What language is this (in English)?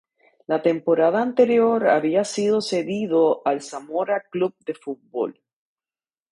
Spanish